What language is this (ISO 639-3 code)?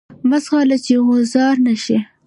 pus